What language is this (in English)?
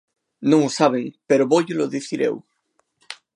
Galician